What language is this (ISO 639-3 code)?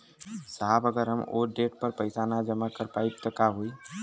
bho